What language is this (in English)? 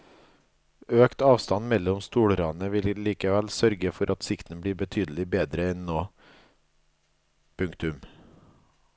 Norwegian